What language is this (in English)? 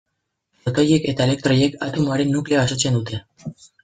Basque